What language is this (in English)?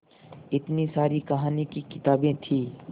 Hindi